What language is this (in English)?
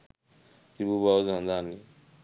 Sinhala